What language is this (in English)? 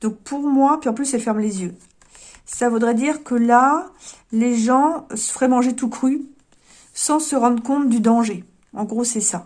French